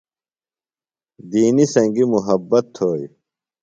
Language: Phalura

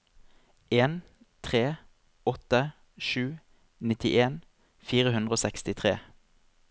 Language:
Norwegian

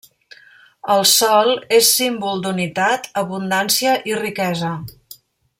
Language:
Catalan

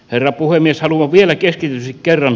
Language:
Finnish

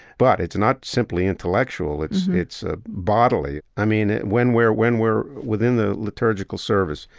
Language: English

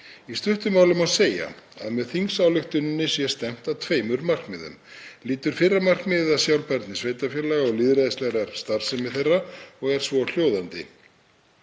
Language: Icelandic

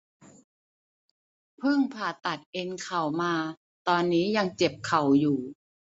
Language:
Thai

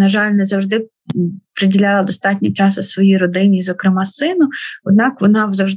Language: Ukrainian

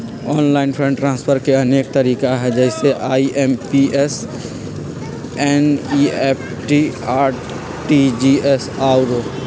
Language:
Magahi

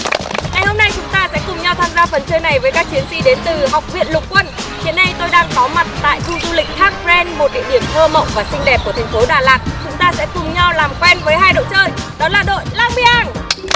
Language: Vietnamese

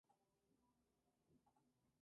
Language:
Spanish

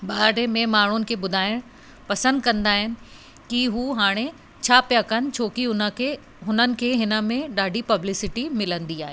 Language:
Sindhi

